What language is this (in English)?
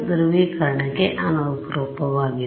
Kannada